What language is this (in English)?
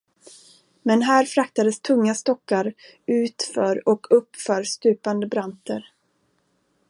Swedish